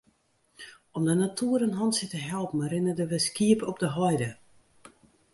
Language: Western Frisian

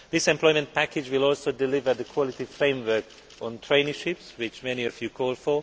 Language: English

